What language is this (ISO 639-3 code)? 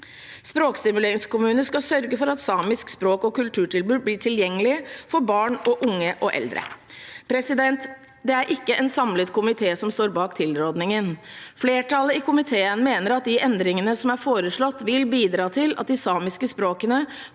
nor